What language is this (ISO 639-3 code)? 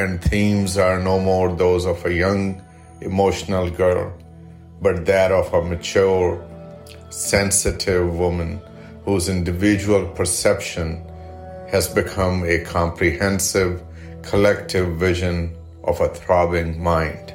urd